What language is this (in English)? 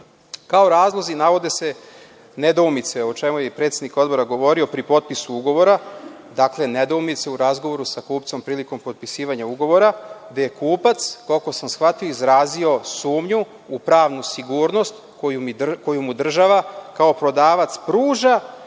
Serbian